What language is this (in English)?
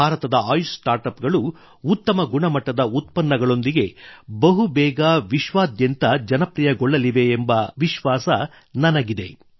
Kannada